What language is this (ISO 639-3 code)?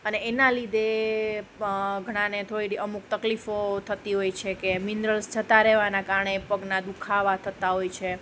guj